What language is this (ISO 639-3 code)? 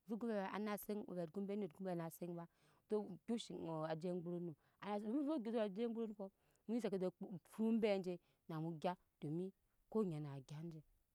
yes